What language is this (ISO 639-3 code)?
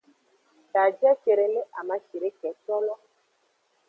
ajg